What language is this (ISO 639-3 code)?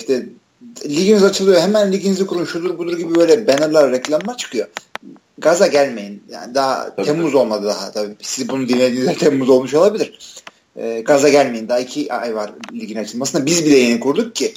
tur